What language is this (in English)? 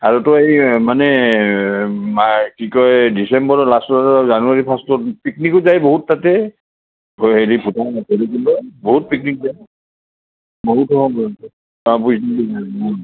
Assamese